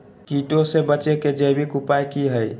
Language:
Magahi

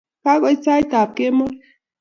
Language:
Kalenjin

